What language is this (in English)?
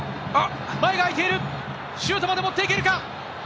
Japanese